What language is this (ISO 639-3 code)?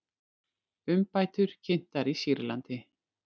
isl